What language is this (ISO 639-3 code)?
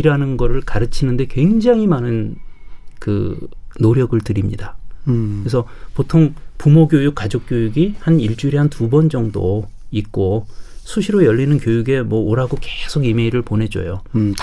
kor